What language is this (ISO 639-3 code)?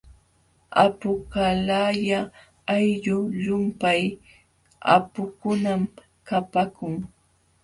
qxw